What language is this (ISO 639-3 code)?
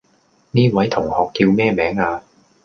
yue